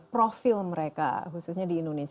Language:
Indonesian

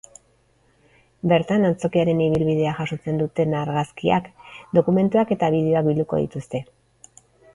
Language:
Basque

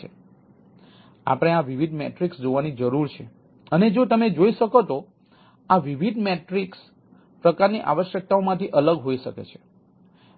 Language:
Gujarati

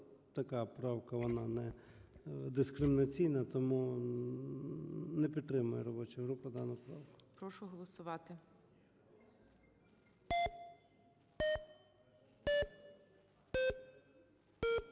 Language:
Ukrainian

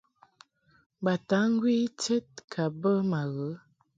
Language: Mungaka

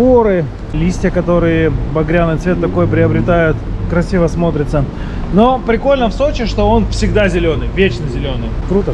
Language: Russian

